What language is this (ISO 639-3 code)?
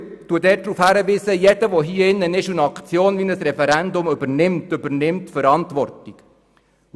gsw